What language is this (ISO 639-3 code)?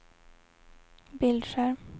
swe